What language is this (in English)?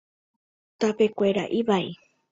Guarani